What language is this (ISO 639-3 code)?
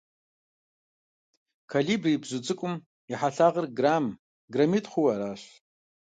kbd